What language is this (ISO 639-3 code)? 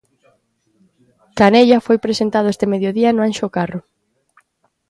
glg